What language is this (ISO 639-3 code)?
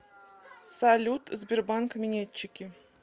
rus